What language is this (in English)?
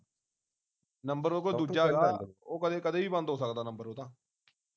Punjabi